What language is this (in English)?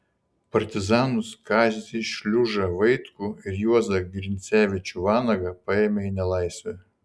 Lithuanian